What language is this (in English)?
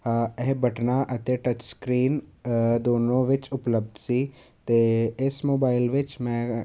Punjabi